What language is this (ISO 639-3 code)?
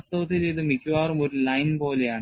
mal